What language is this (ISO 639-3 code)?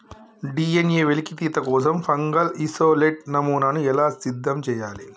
tel